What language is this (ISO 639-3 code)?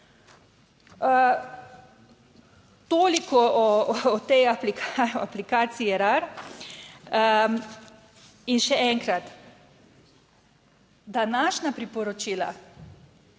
slv